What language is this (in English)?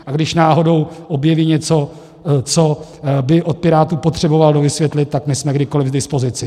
Czech